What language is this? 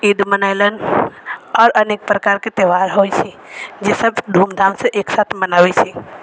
Maithili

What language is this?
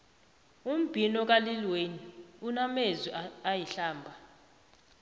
South Ndebele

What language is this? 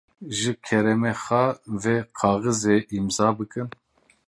Kurdish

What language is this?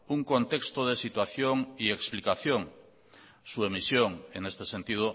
Spanish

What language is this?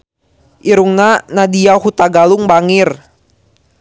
Sundanese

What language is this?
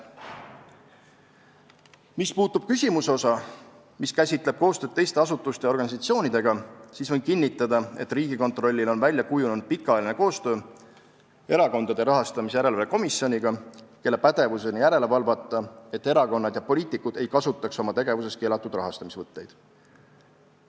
Estonian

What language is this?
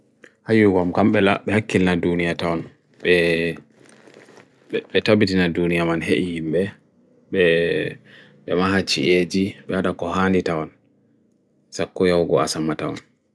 Bagirmi Fulfulde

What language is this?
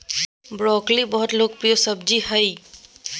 Magahi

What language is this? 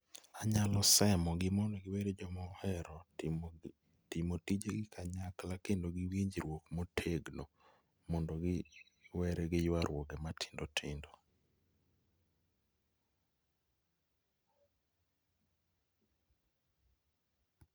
Luo (Kenya and Tanzania)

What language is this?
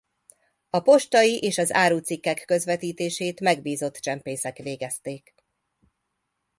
Hungarian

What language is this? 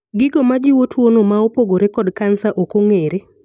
Luo (Kenya and Tanzania)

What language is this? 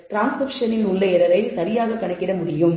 Tamil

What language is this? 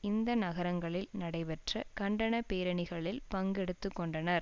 Tamil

